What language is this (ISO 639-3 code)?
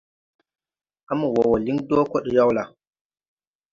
tui